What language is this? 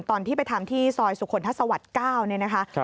Thai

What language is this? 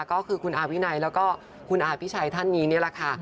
Thai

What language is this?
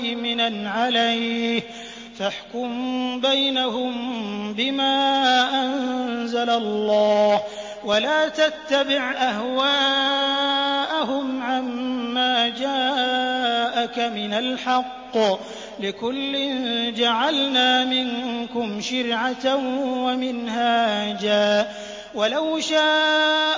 Arabic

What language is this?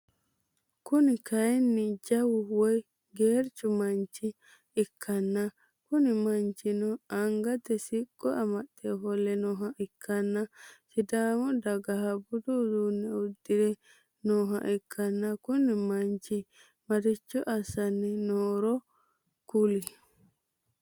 Sidamo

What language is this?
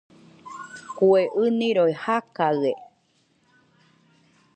Nüpode Huitoto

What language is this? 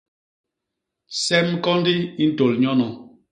Basaa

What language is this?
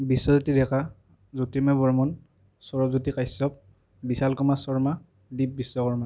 Assamese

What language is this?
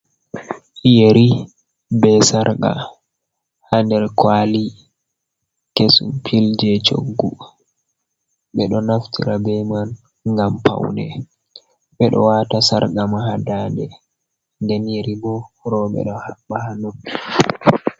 Fula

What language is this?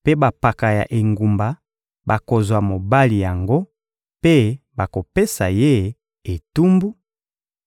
Lingala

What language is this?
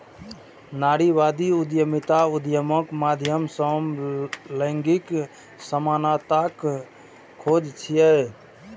Maithili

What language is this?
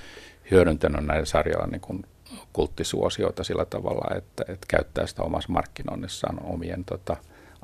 Finnish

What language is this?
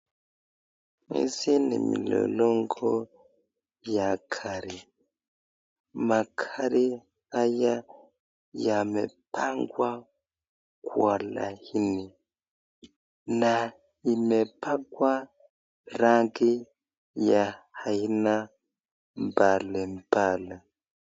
Swahili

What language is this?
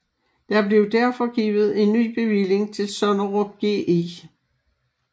Danish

